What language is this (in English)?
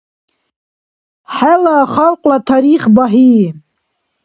Dargwa